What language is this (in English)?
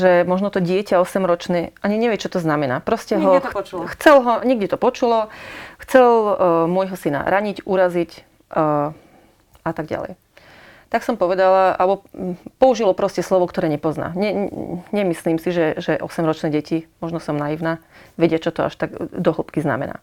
Slovak